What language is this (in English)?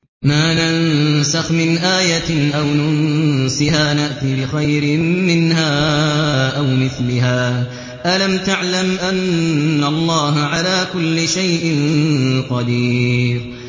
Arabic